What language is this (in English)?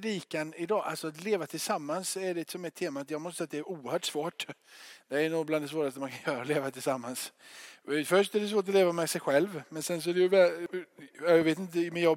Swedish